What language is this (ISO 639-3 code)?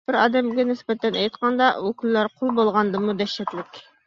uig